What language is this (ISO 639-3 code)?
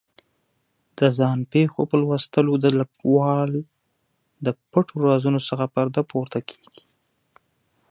pus